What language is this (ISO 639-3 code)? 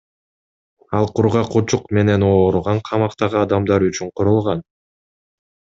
kir